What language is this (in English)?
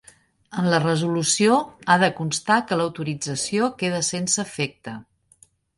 Catalan